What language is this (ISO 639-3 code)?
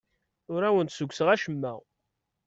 kab